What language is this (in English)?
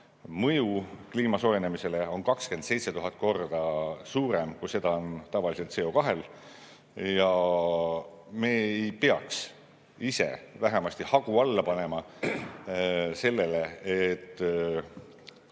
Estonian